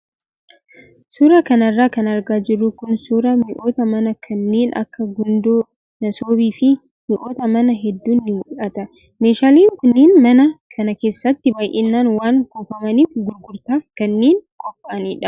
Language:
Oromo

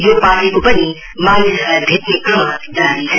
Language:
Nepali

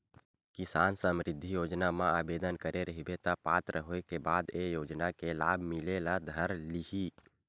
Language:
Chhattisgarhi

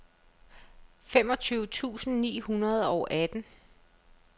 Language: Danish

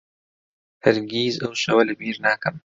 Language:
Central Kurdish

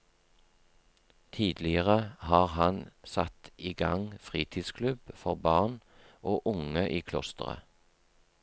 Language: Norwegian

